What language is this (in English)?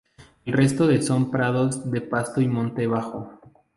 Spanish